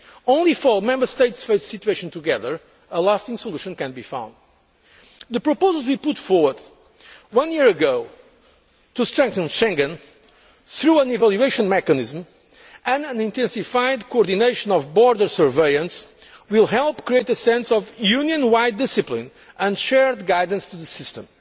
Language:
English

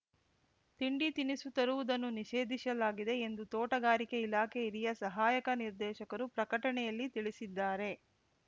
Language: Kannada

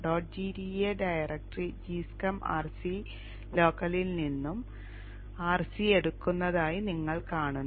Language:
Malayalam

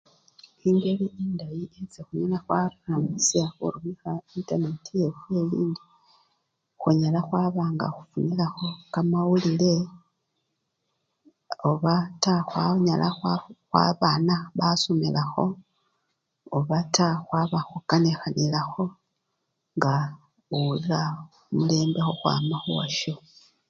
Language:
Luyia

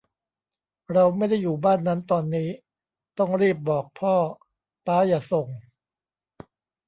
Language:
Thai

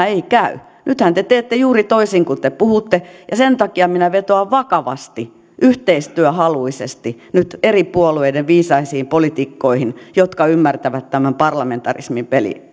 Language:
Finnish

